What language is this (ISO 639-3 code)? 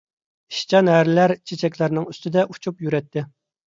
uig